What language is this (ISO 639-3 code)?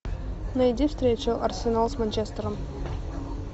rus